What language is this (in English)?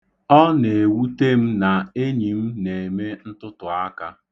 Igbo